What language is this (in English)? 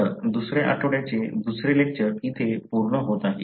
Marathi